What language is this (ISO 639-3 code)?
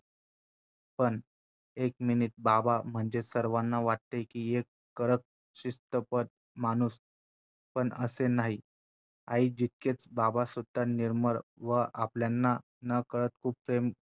mar